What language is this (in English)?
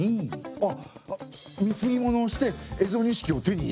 Japanese